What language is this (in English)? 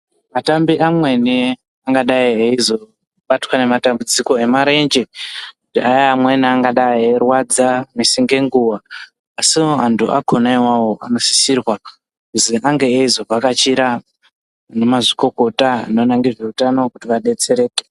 Ndau